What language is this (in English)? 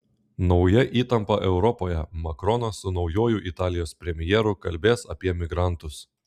Lithuanian